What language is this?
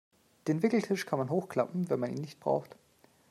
German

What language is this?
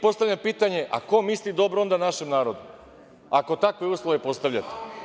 Serbian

